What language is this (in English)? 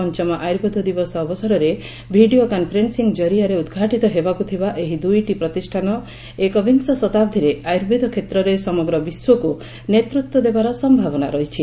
Odia